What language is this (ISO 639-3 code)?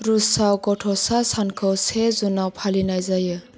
brx